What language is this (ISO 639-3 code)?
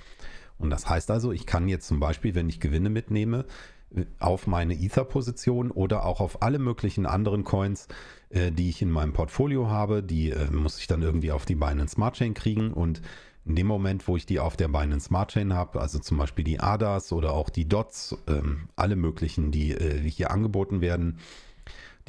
deu